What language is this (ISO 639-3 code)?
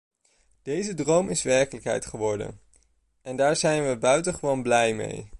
nld